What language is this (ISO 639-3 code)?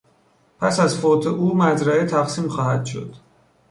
fas